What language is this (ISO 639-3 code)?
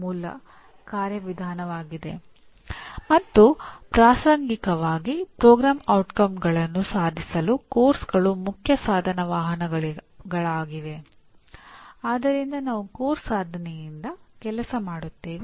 kan